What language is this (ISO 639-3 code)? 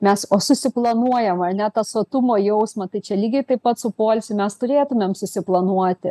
lit